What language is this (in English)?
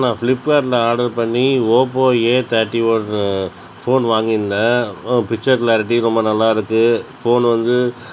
Tamil